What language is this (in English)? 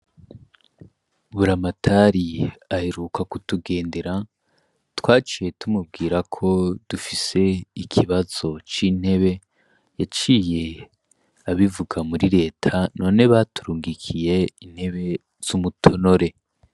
Rundi